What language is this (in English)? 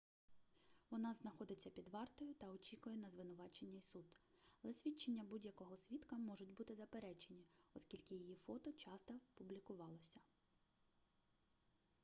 Ukrainian